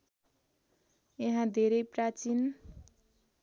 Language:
Nepali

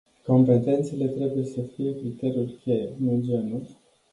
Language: Romanian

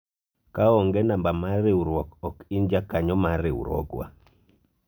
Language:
Luo (Kenya and Tanzania)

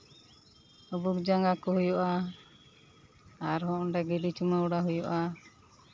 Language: Santali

